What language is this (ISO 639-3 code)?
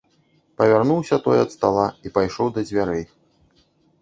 bel